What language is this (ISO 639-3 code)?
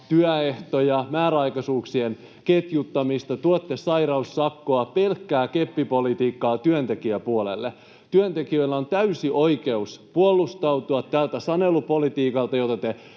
fin